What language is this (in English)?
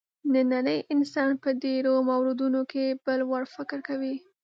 Pashto